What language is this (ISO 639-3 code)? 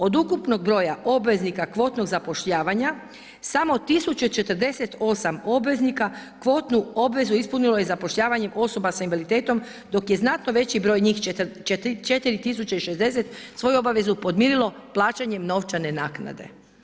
hrv